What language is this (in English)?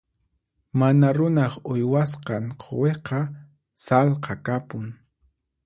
Puno Quechua